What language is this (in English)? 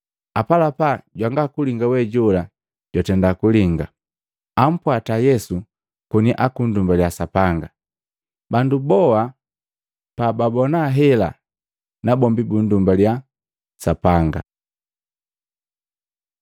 Matengo